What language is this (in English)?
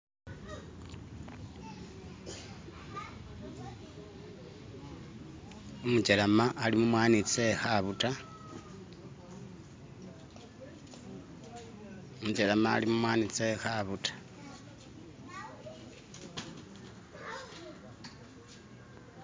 Masaaba